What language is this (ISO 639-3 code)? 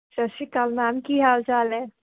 pan